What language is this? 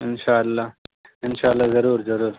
Urdu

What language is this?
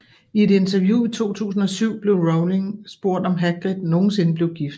Danish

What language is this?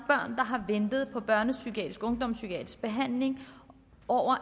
Danish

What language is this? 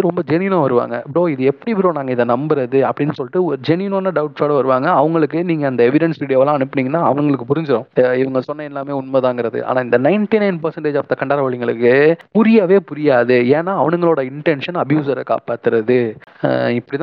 Tamil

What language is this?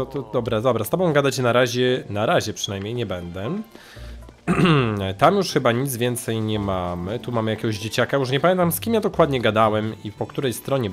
Polish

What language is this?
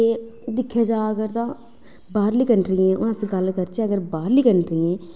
Dogri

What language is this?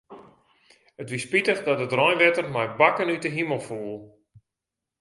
Western Frisian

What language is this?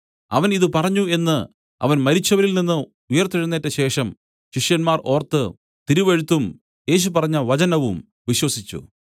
Malayalam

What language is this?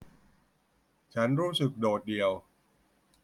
Thai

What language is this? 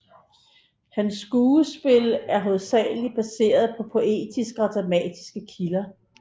Danish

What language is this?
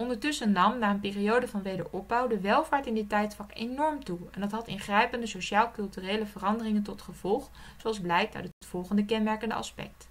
Dutch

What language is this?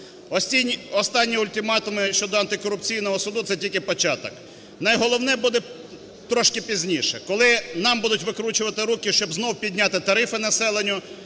Ukrainian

